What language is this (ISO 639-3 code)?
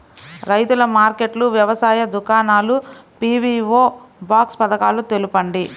tel